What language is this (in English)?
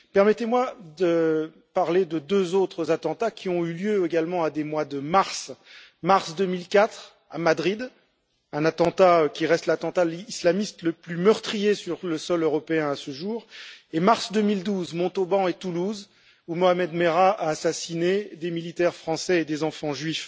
French